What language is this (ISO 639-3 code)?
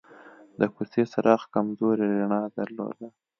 pus